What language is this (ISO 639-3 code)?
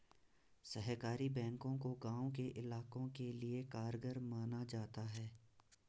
hin